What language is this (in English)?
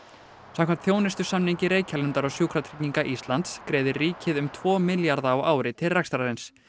Icelandic